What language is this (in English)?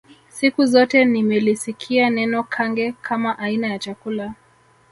Swahili